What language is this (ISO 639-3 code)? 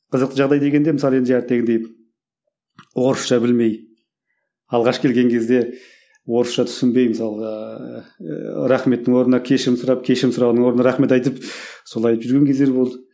kaz